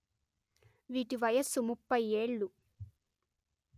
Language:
Telugu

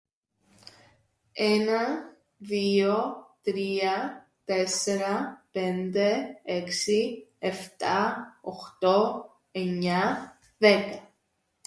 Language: Greek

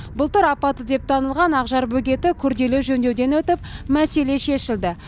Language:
Kazakh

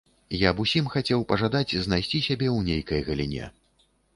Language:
Belarusian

